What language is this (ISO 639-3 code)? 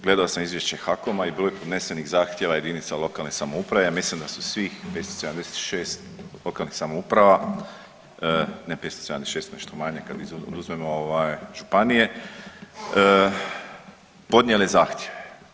hrv